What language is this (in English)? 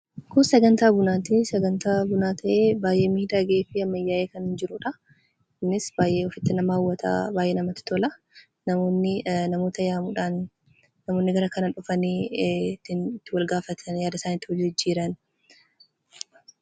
Oromo